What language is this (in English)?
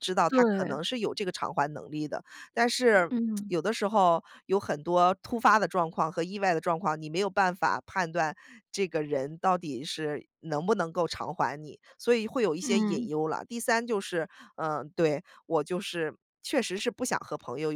Chinese